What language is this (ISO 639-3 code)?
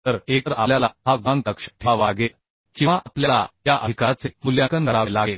mar